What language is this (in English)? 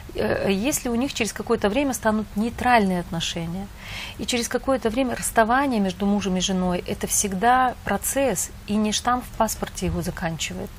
Russian